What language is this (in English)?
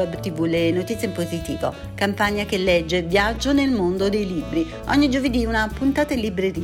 Italian